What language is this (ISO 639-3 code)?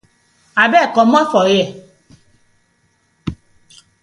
pcm